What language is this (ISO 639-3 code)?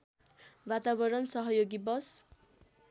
nep